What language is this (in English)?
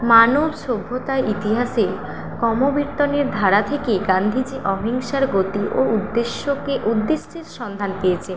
Bangla